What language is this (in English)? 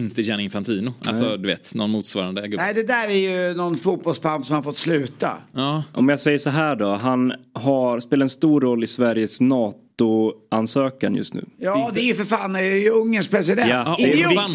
Swedish